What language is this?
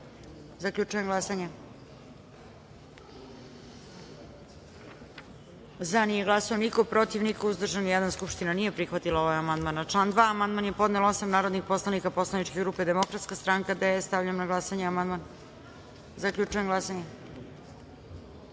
Serbian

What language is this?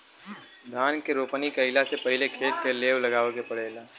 Bhojpuri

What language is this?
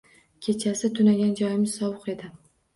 Uzbek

